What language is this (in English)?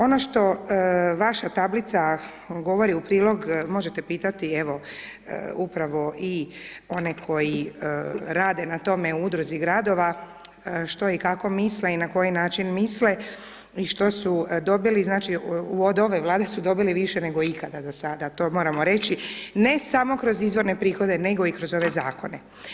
Croatian